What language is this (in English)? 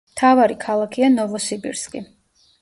Georgian